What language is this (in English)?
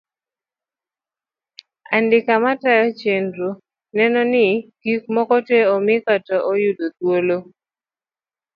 Luo (Kenya and Tanzania)